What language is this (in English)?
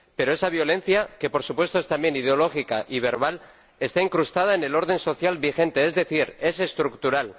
Spanish